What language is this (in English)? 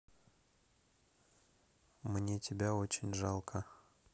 Russian